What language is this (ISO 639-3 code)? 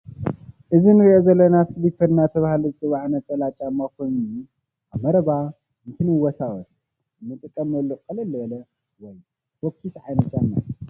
tir